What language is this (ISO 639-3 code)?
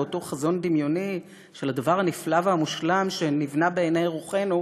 heb